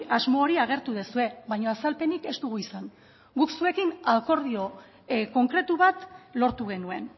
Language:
Basque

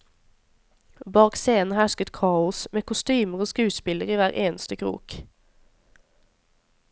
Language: Norwegian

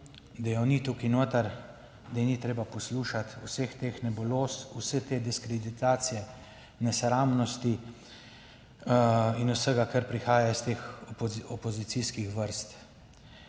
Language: Slovenian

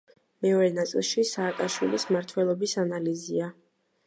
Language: Georgian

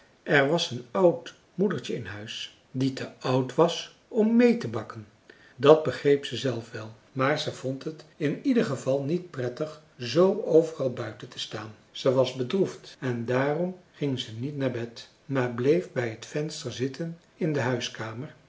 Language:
Dutch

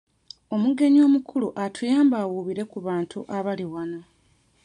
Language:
Ganda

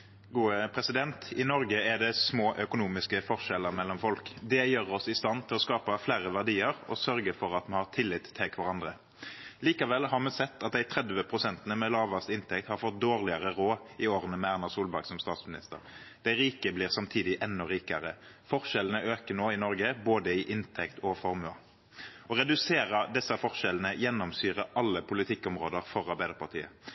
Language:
Norwegian Nynorsk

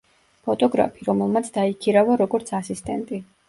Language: Georgian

